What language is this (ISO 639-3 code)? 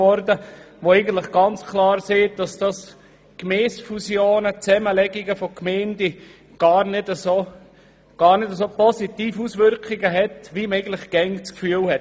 gsw